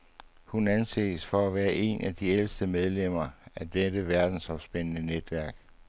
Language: Danish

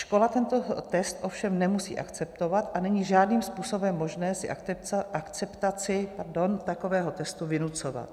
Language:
Czech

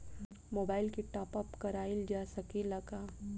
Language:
Bhojpuri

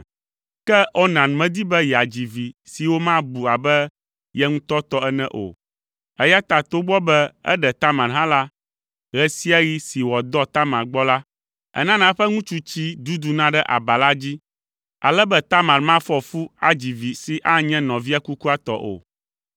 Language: Ewe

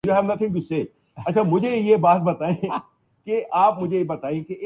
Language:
Urdu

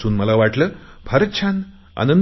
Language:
Marathi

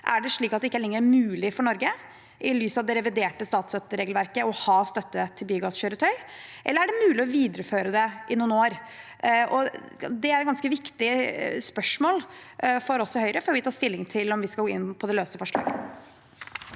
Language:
Norwegian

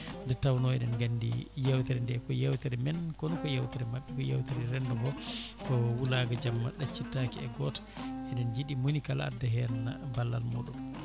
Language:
Fula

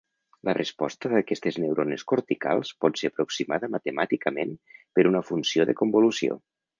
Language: Catalan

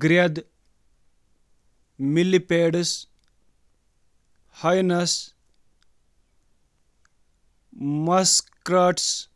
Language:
Kashmiri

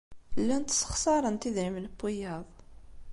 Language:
Kabyle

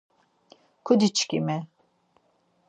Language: Laz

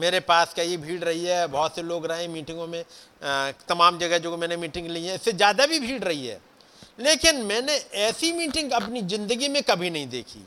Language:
Hindi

